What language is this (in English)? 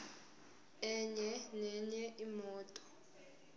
Zulu